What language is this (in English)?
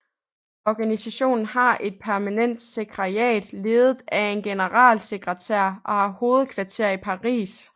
Danish